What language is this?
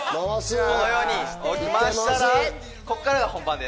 Japanese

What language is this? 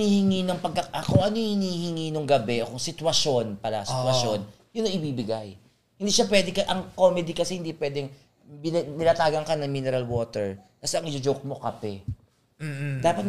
Filipino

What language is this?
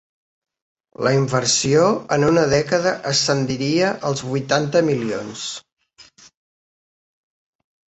Catalan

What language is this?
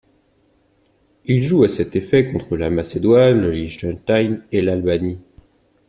French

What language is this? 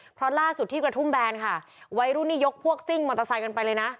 Thai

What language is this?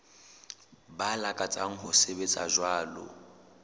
Southern Sotho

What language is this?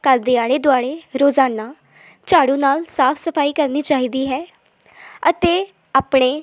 Punjabi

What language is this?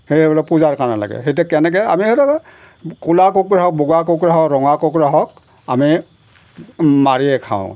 Assamese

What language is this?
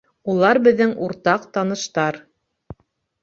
Bashkir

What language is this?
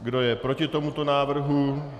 Czech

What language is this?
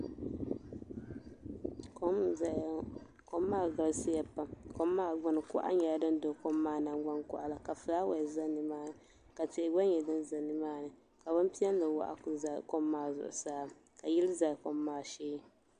Dagbani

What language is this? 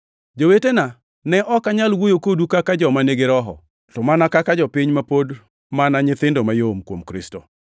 Luo (Kenya and Tanzania)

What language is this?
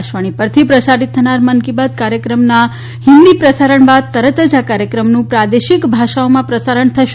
Gujarati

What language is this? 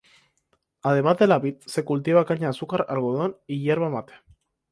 Spanish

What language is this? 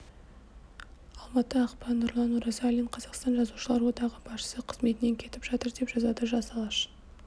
Kazakh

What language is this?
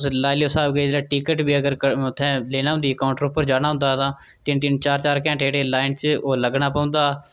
Dogri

